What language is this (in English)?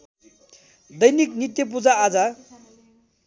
Nepali